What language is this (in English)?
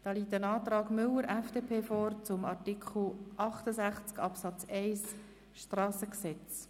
Swiss German